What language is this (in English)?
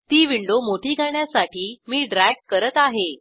Marathi